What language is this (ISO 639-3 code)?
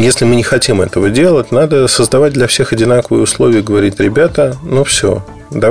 rus